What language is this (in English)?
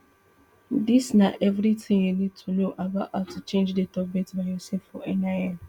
Nigerian Pidgin